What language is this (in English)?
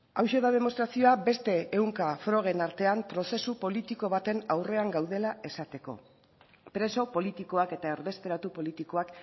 Basque